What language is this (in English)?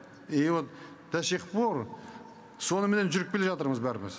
Kazakh